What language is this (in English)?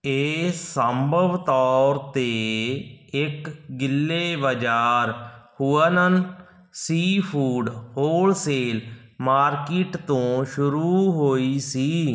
Punjabi